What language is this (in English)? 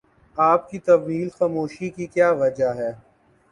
Urdu